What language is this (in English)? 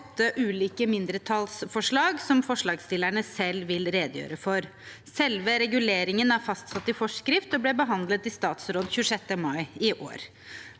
Norwegian